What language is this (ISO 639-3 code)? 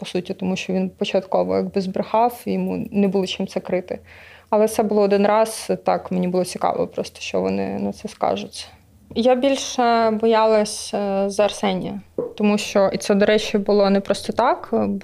ukr